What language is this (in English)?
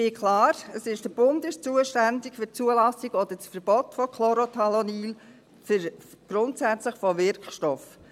Swiss German